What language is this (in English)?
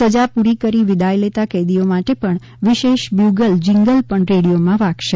Gujarati